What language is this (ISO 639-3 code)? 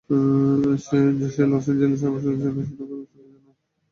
ben